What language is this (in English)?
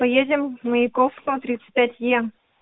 Russian